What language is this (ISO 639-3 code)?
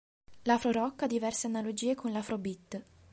ita